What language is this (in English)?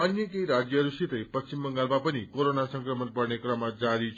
Nepali